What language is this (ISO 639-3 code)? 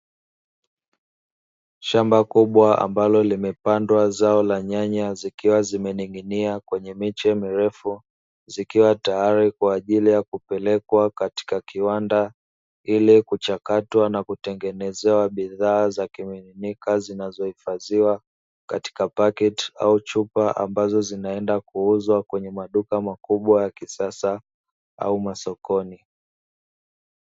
swa